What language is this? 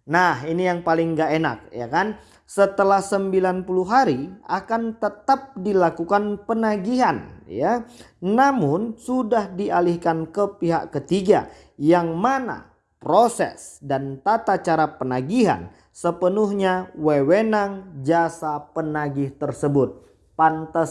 Indonesian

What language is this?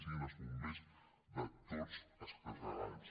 Catalan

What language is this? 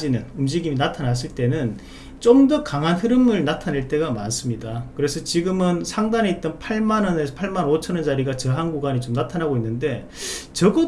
Korean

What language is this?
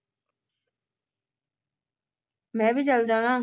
Punjabi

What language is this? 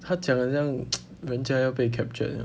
English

